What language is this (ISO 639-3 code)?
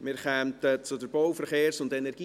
gsw